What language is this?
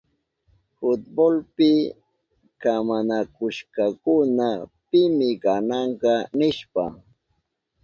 Southern Pastaza Quechua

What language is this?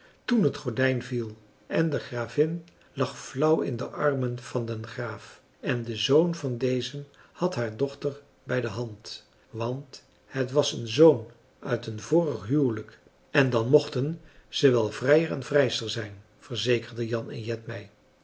Dutch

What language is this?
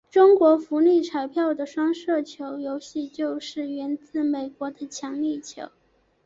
Chinese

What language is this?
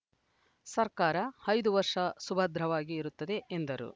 Kannada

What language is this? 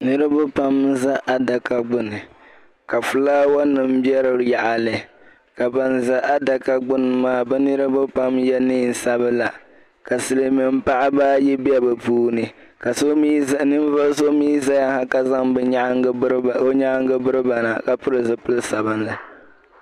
Dagbani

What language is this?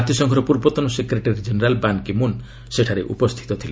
Odia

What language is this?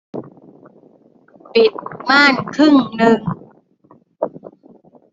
Thai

